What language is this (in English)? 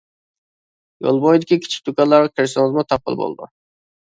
Uyghur